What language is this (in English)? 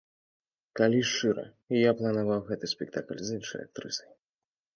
Belarusian